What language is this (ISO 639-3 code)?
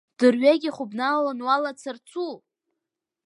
abk